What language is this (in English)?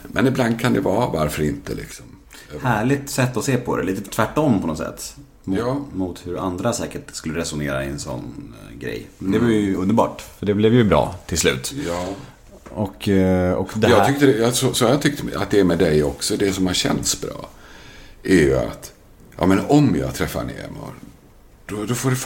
Swedish